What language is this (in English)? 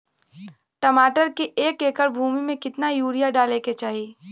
Bhojpuri